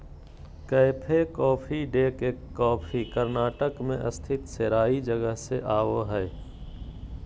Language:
Magahi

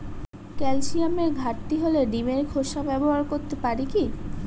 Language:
Bangla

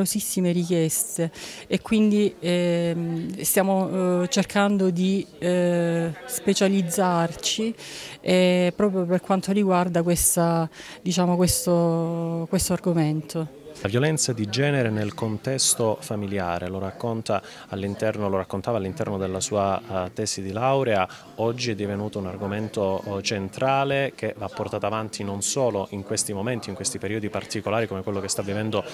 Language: Italian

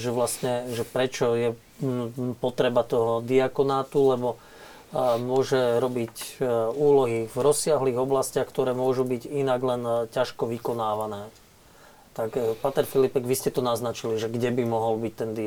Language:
Slovak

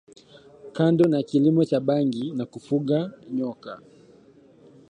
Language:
Swahili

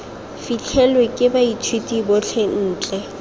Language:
Tswana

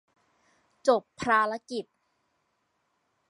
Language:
Thai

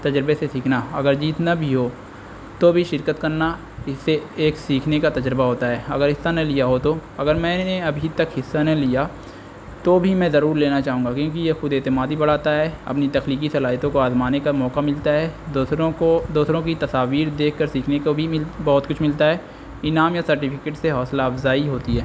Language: Urdu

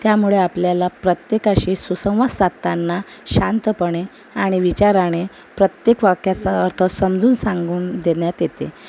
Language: Marathi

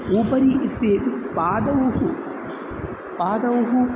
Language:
Sanskrit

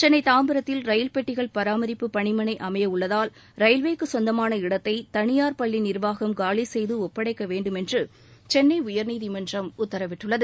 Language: Tamil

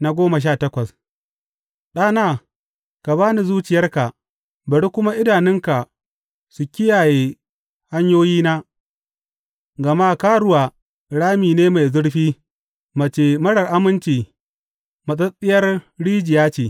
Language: Hausa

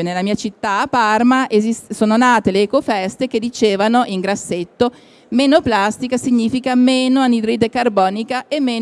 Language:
Italian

